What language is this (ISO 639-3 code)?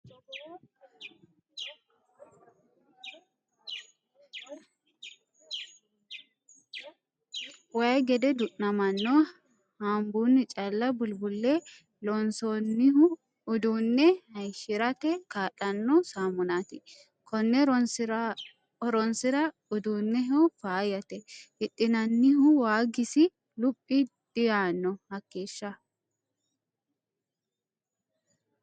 sid